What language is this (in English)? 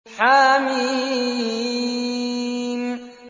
Arabic